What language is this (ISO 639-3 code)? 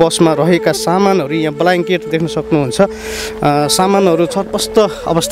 ind